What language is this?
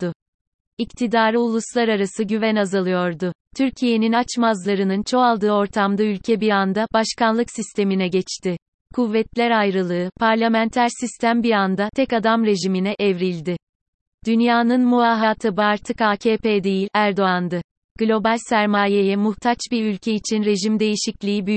Turkish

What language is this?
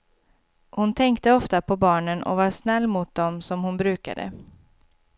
Swedish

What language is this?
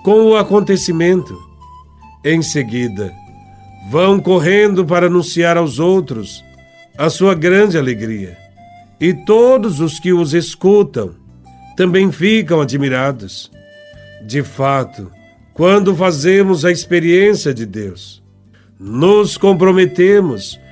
Portuguese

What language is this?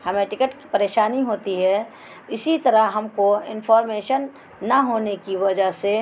Urdu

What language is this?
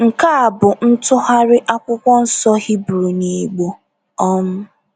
Igbo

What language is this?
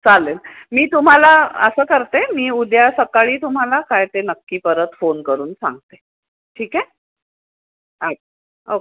Marathi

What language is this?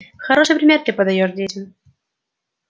Russian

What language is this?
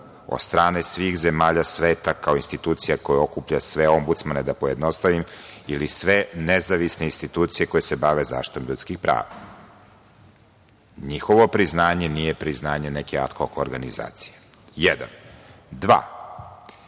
Serbian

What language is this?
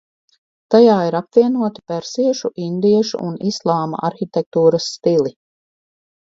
Latvian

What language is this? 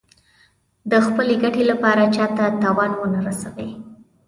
Pashto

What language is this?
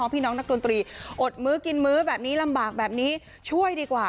Thai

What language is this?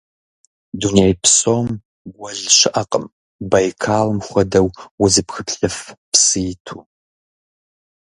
Kabardian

